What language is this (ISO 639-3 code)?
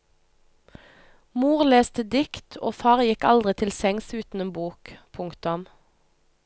nor